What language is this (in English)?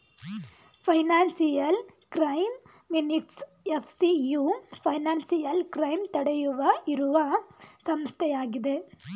Kannada